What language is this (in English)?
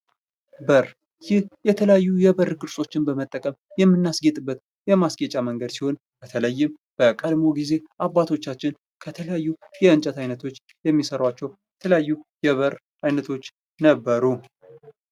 Amharic